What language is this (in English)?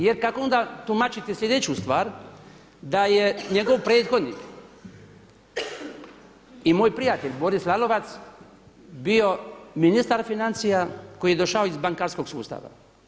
Croatian